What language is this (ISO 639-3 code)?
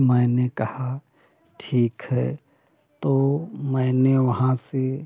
hin